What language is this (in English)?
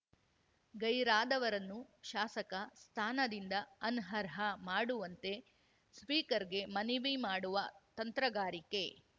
Kannada